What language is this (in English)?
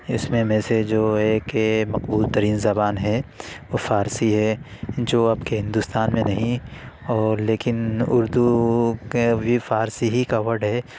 Urdu